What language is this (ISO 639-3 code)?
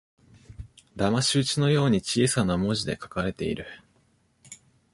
jpn